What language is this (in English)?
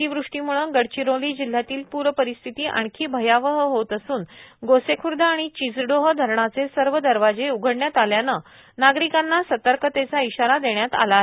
Marathi